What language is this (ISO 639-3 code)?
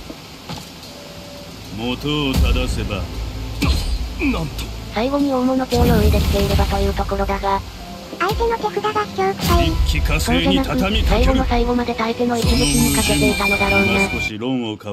jpn